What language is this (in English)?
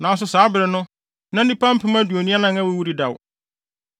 Akan